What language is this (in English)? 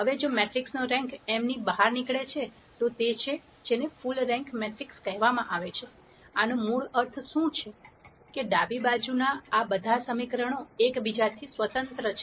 Gujarati